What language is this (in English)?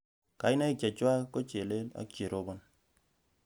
Kalenjin